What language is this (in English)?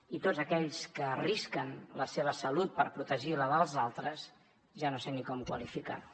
Catalan